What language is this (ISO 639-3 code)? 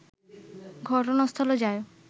ben